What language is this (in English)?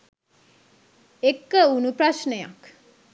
Sinhala